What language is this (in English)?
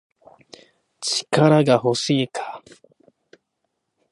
Japanese